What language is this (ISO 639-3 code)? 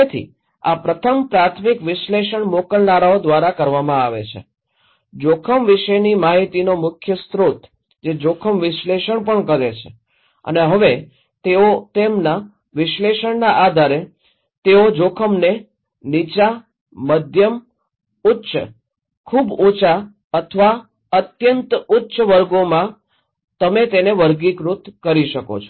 guj